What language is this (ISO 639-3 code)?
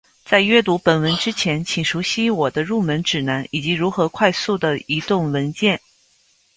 zho